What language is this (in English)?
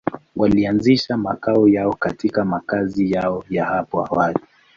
Swahili